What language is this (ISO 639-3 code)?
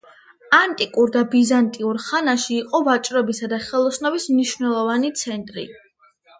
kat